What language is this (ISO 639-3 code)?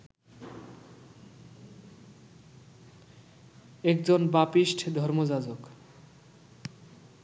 ben